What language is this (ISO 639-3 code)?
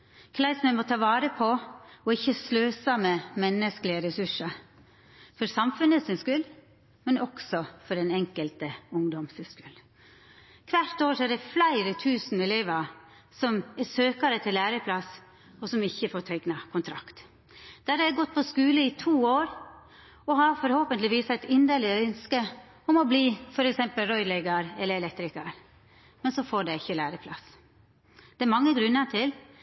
nno